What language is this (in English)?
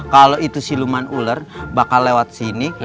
Indonesian